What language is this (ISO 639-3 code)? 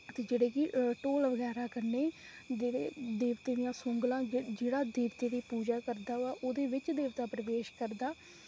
doi